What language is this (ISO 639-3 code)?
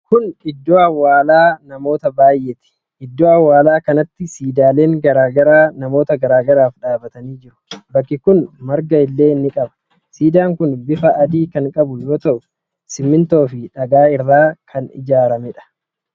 orm